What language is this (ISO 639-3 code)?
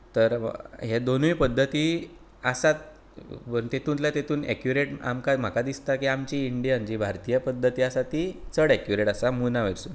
kok